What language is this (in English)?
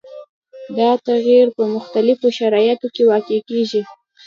Pashto